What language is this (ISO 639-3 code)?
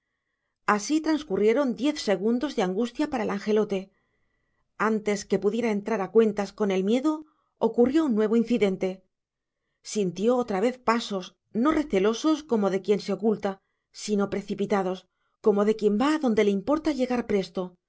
spa